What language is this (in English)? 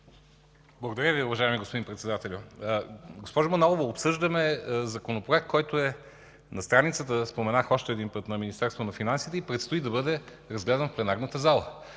Bulgarian